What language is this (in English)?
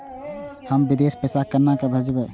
Maithili